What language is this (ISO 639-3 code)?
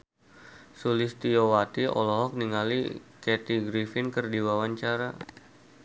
sun